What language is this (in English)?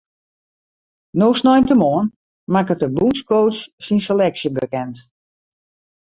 Western Frisian